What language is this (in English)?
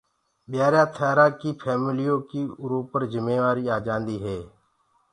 Gurgula